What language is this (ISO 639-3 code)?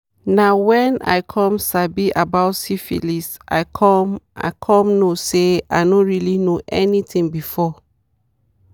pcm